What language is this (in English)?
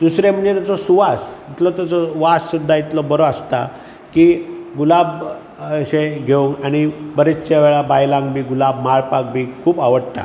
Konkani